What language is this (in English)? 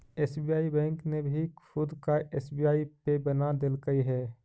Magahi